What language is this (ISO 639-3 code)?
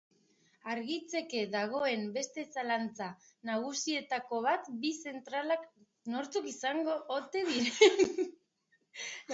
eus